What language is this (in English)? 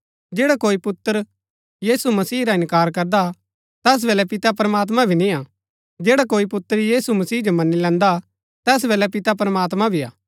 Gaddi